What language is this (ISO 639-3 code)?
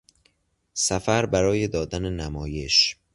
fas